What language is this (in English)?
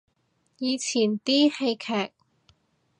Cantonese